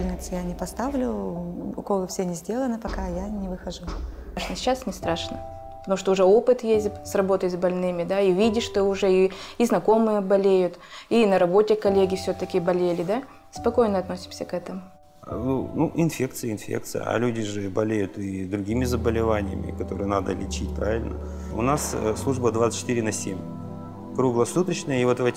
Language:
Russian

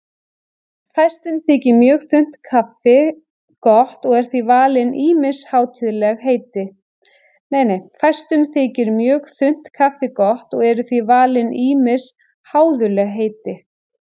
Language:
Icelandic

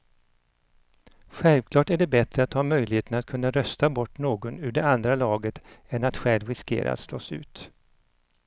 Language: Swedish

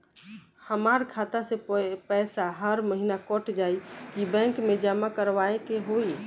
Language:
Bhojpuri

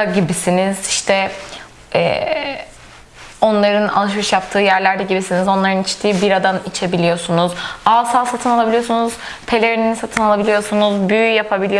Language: Turkish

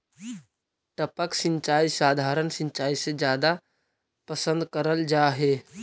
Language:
Magahi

